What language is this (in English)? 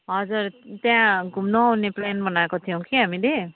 Nepali